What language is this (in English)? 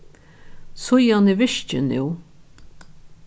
Faroese